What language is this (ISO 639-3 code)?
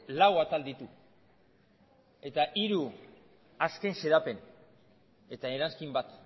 eus